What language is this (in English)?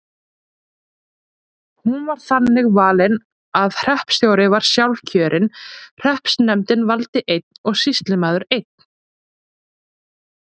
Icelandic